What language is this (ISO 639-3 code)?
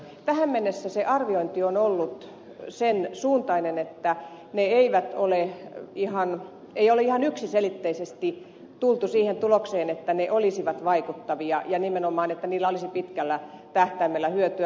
fin